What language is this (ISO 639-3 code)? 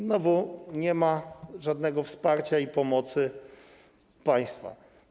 pol